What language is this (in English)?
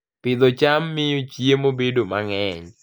Luo (Kenya and Tanzania)